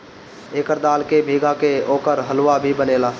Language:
Bhojpuri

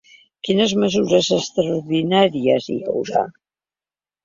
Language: Catalan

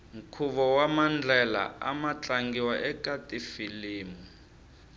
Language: Tsonga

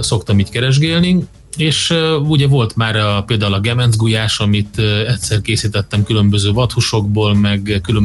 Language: Hungarian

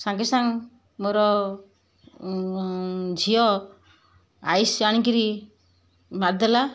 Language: Odia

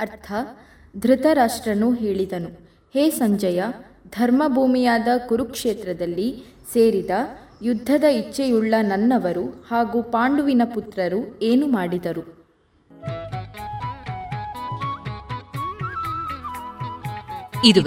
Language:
Kannada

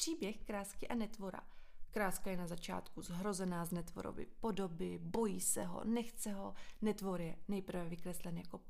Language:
Czech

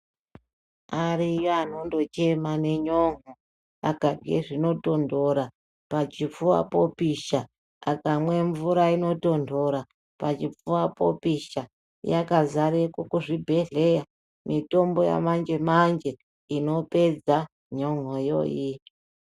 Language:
Ndau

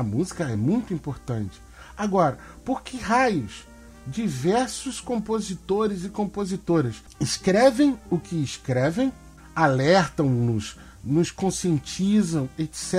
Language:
Portuguese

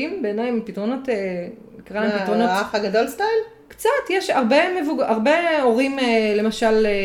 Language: Hebrew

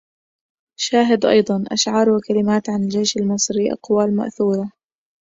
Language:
Arabic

